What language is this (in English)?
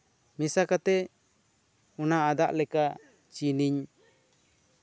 Santali